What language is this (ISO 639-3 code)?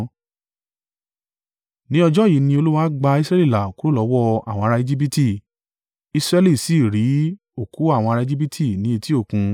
yor